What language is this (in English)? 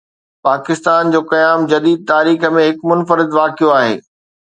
Sindhi